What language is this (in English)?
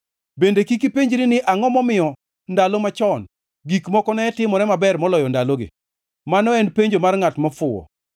Luo (Kenya and Tanzania)